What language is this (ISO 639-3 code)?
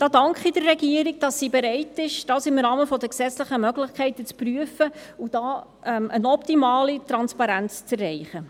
gsw